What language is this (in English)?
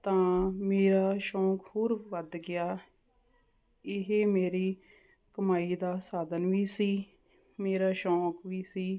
Punjabi